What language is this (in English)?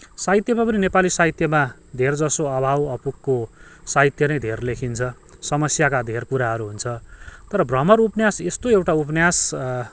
Nepali